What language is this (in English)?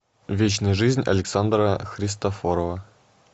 Russian